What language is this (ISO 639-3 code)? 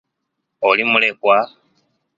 lug